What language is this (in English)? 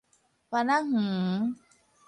Min Nan Chinese